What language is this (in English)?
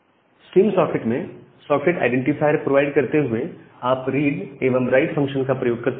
Hindi